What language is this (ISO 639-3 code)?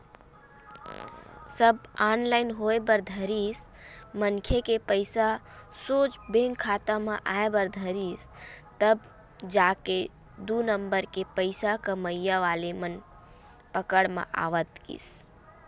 hne